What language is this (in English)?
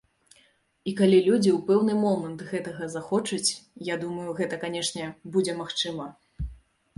Belarusian